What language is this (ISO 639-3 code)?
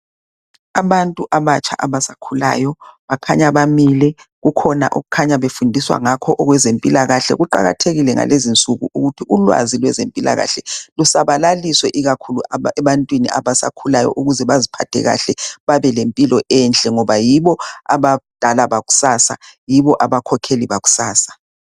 nde